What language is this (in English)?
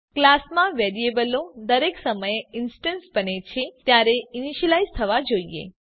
Gujarati